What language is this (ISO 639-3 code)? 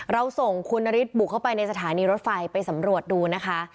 tha